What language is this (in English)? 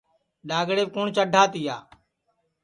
Sansi